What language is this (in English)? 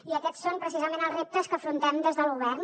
Catalan